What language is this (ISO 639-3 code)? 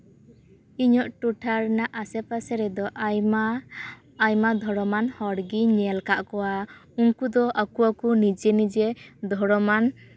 sat